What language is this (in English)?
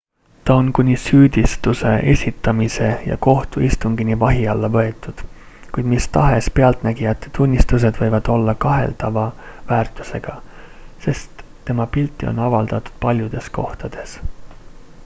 Estonian